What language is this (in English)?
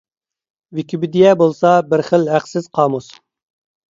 Uyghur